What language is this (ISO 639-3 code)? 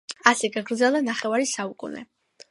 kat